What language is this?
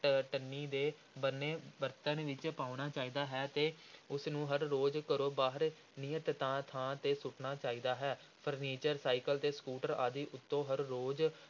Punjabi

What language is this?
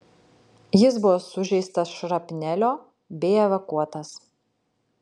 Lithuanian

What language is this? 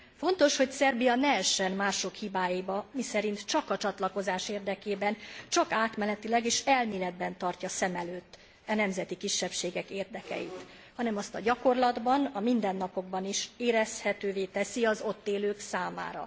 Hungarian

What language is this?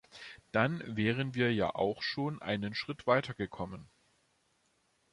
German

